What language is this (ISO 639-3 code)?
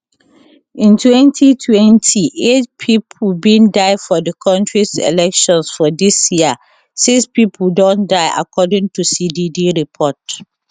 pcm